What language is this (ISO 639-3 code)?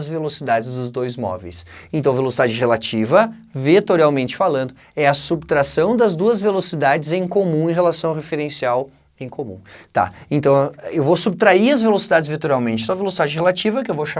por